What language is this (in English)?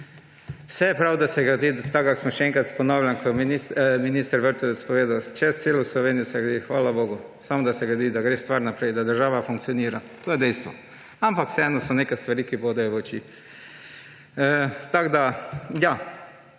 Slovenian